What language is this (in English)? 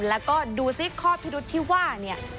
Thai